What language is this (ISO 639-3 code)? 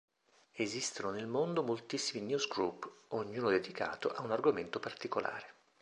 ita